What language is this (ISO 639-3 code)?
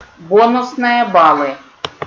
rus